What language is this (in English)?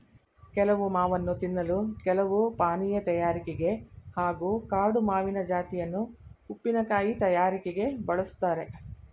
Kannada